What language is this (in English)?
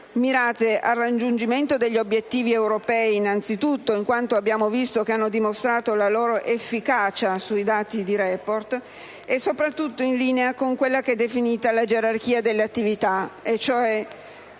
Italian